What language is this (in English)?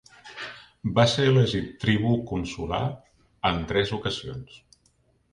Catalan